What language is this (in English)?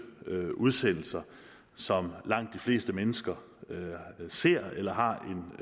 Danish